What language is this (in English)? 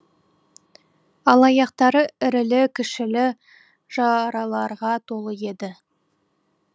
Kazakh